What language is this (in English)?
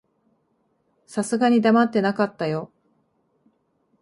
Japanese